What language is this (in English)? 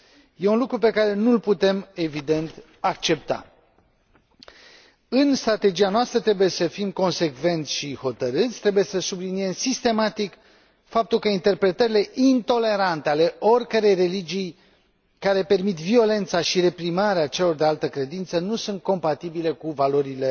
Romanian